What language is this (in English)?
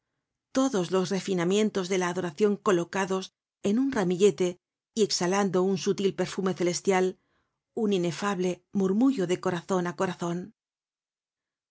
Spanish